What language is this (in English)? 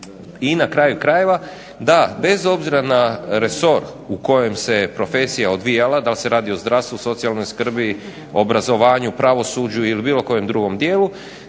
Croatian